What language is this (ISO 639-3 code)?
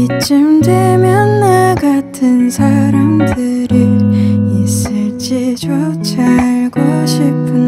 kor